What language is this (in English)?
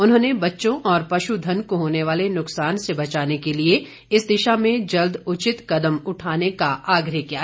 Hindi